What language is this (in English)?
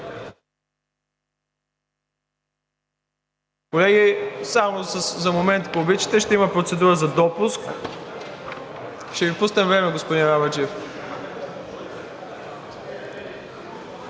Bulgarian